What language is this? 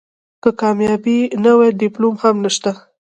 Pashto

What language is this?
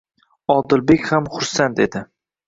Uzbek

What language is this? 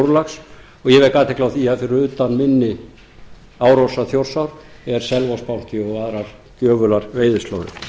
Icelandic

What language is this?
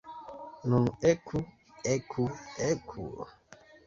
Esperanto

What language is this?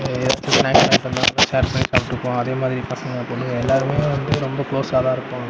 Tamil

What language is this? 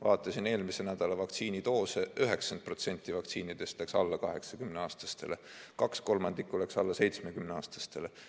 Estonian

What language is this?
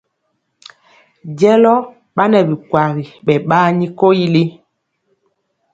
Mpiemo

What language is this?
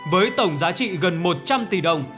Vietnamese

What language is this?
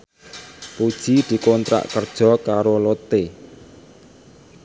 Javanese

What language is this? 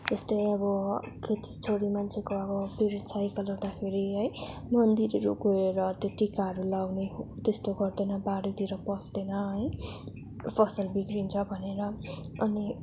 Nepali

